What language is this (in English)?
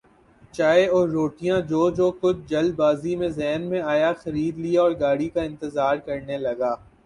Urdu